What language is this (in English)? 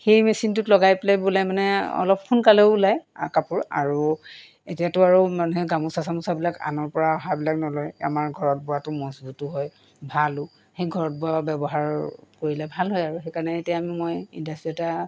Assamese